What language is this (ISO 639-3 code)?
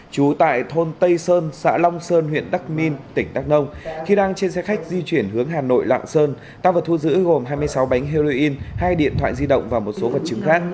vie